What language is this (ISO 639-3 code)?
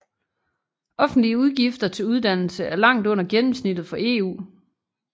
dan